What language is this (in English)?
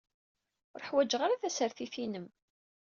Kabyle